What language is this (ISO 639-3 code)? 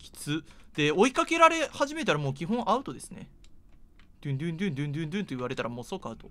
jpn